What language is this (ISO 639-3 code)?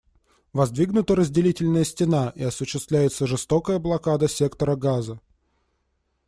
rus